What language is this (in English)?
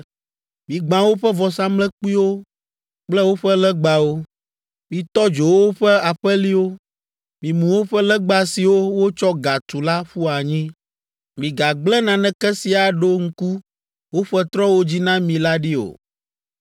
Ewe